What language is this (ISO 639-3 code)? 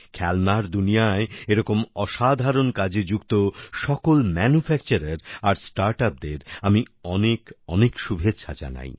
ben